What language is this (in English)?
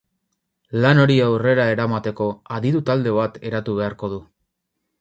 Basque